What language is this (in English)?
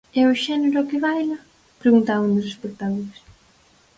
Galician